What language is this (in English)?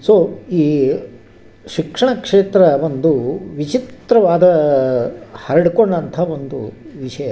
Kannada